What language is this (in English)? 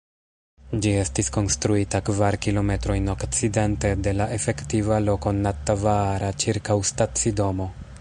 Esperanto